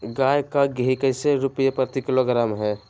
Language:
Magahi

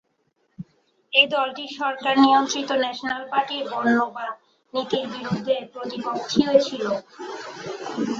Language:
Bangla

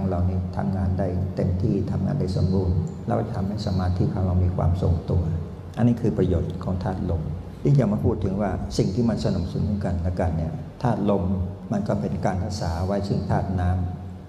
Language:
Thai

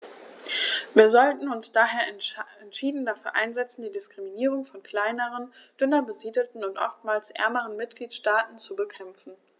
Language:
German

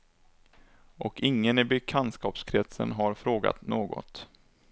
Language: Swedish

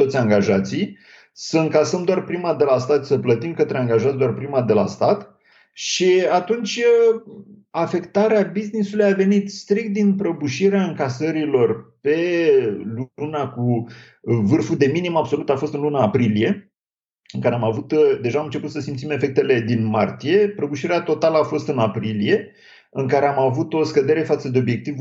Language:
Romanian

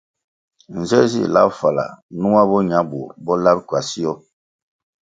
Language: Kwasio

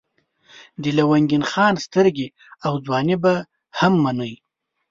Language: Pashto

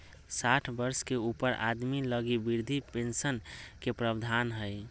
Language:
Magahi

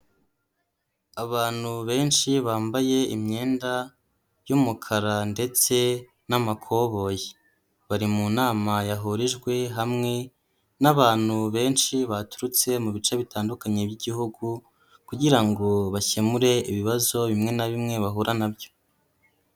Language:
Kinyarwanda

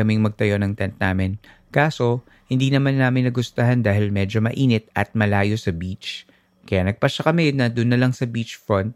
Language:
Filipino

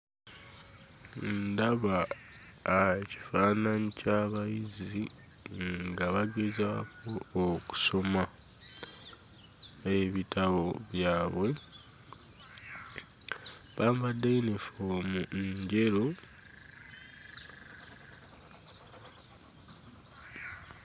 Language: Ganda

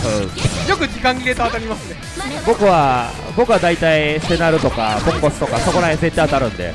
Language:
Japanese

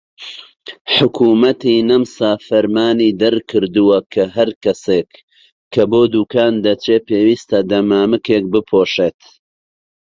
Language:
Central Kurdish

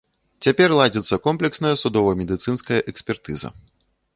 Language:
Belarusian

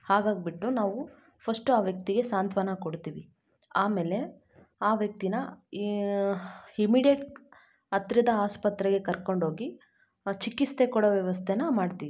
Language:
Kannada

